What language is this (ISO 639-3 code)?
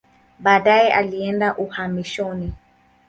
swa